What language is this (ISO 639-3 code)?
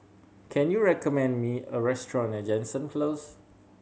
eng